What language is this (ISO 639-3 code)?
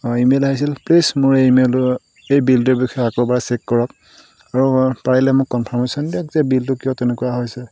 asm